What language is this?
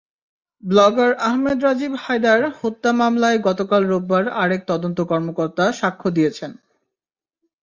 Bangla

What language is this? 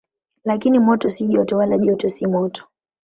Swahili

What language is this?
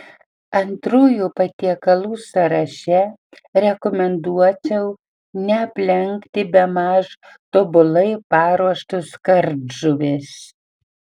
Lithuanian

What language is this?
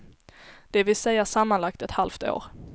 Swedish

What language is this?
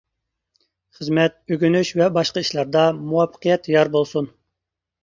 Uyghur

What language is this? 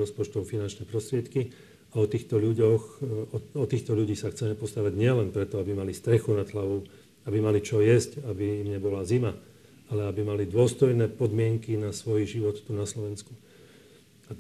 Slovak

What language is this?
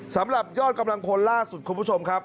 Thai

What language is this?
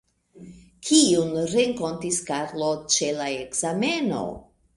Esperanto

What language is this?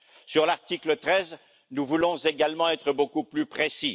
French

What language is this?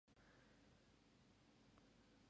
Japanese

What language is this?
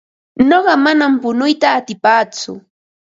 Ambo-Pasco Quechua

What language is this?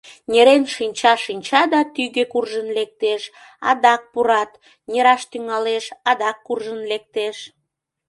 Mari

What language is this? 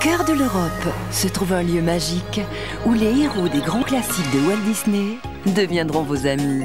French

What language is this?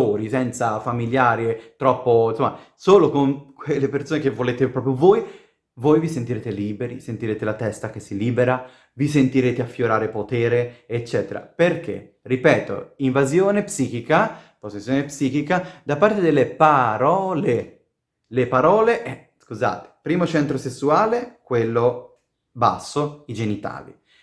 Italian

